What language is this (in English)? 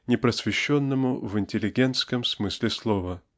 Russian